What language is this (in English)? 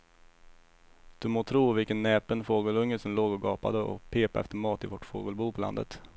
Swedish